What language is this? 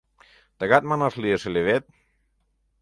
Mari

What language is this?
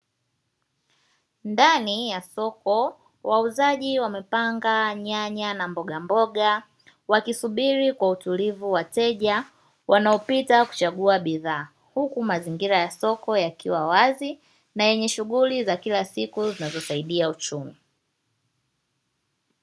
Swahili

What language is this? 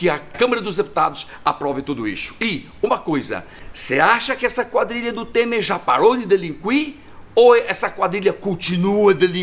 Portuguese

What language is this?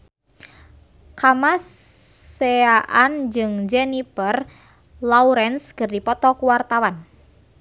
Sundanese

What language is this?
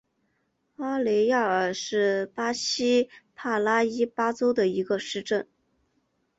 Chinese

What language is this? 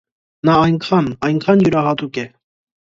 Armenian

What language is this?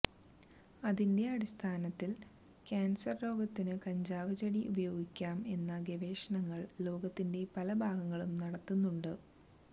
Malayalam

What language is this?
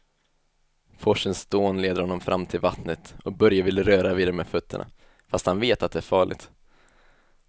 Swedish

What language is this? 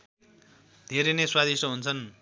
Nepali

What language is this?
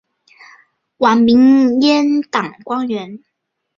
Chinese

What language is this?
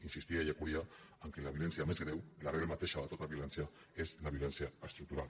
Catalan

